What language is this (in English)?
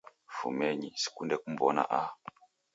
Taita